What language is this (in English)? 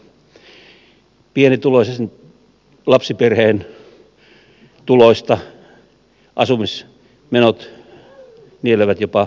Finnish